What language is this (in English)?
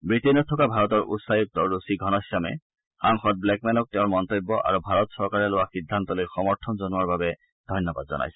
Assamese